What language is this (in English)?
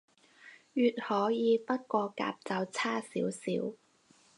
Cantonese